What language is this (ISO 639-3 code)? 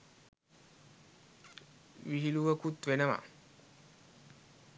sin